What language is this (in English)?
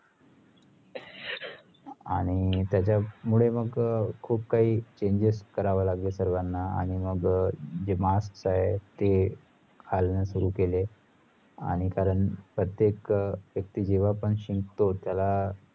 Marathi